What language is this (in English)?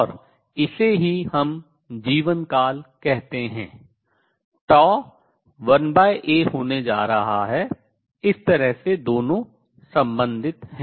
Hindi